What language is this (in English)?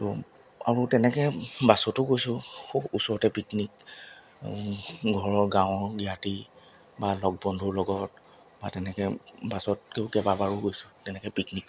Assamese